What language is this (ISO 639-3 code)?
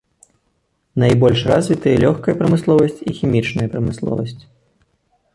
bel